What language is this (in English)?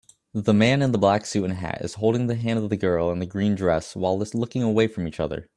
English